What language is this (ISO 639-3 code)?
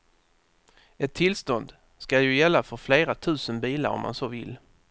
swe